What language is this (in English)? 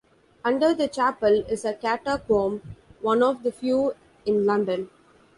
English